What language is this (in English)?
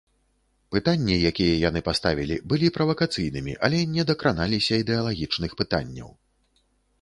Belarusian